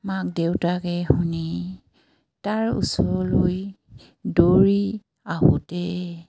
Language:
Assamese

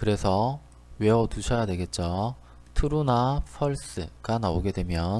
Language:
Korean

